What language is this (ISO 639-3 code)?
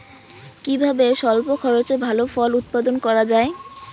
ben